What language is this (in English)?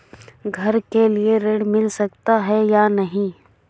Hindi